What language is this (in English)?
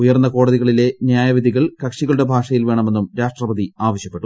Malayalam